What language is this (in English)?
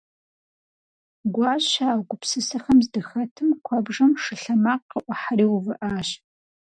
Kabardian